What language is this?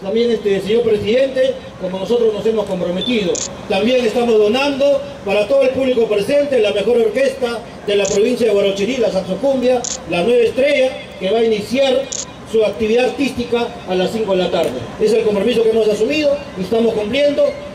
Spanish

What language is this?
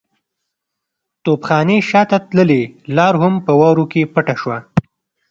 Pashto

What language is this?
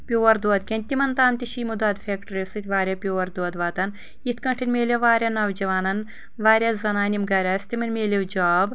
Kashmiri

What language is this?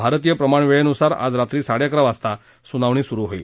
Marathi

